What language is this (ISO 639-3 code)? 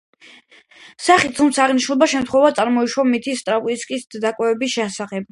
kat